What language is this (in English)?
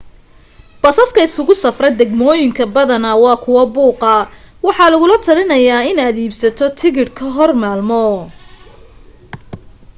Somali